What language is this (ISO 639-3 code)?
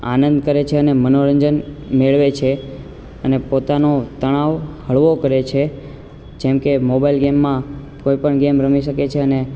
guj